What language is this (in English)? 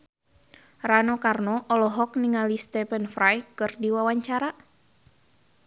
Sundanese